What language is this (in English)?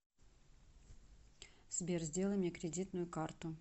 Russian